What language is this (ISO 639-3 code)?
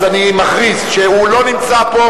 heb